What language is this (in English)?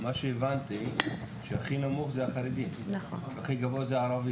Hebrew